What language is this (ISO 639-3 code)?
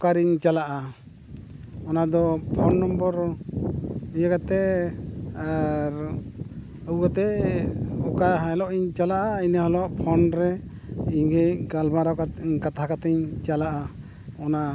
sat